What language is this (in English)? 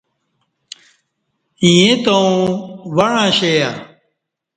Kati